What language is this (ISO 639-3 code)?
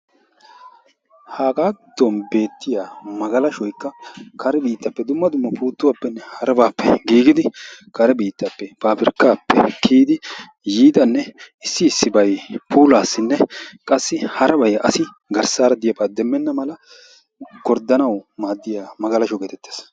wal